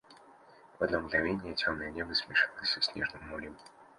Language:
Russian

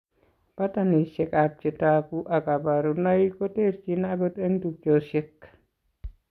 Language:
Kalenjin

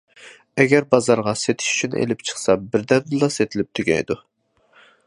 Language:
Uyghur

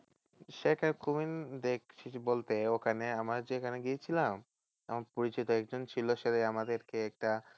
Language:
Bangla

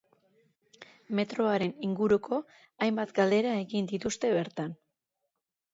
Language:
Basque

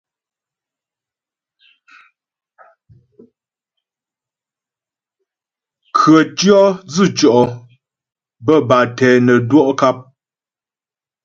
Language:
Ghomala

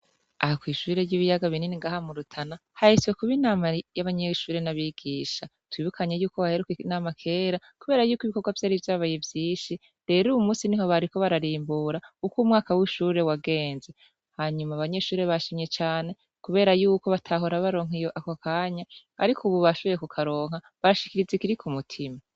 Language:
Rundi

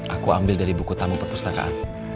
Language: Indonesian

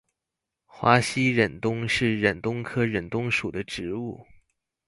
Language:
Chinese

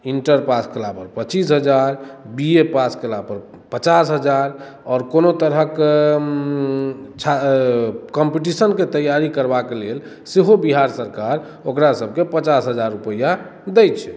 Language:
Maithili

